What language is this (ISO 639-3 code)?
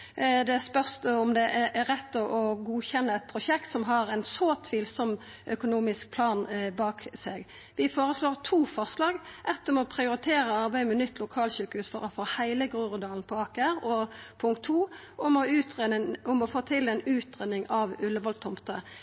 nno